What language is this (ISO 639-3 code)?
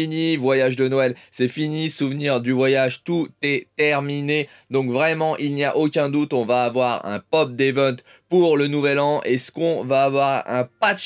fra